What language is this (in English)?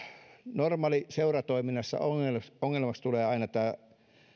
Finnish